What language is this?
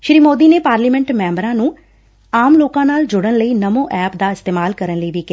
Punjabi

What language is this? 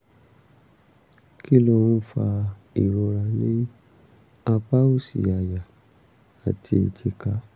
Yoruba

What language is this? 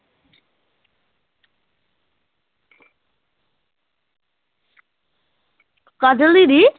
Punjabi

